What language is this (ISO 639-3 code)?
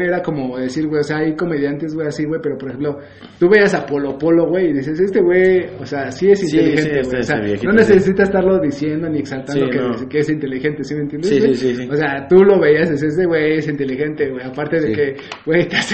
spa